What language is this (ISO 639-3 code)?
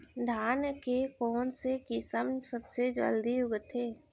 hne